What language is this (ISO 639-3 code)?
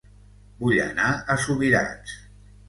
cat